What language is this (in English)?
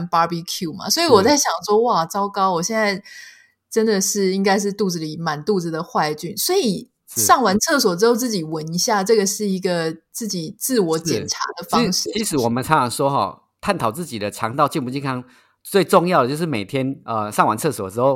Chinese